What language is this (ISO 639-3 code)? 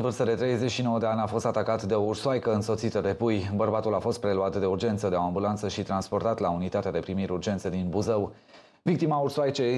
ron